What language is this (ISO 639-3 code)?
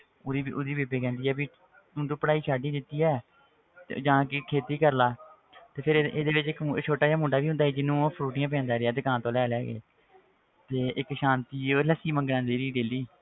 pan